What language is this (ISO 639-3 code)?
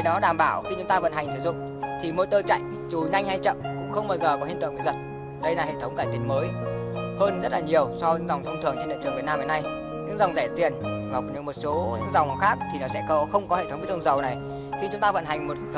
vie